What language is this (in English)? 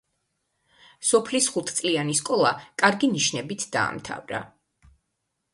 Georgian